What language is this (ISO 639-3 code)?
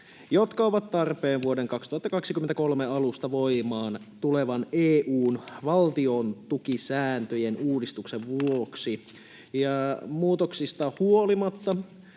fin